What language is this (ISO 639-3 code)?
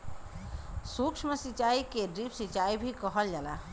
bho